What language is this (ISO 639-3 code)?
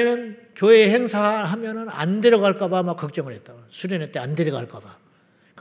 kor